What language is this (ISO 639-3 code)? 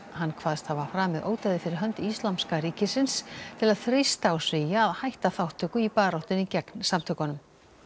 isl